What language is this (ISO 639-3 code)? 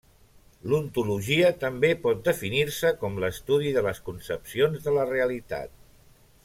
cat